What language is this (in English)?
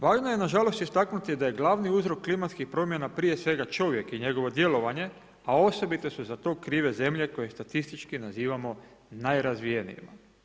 Croatian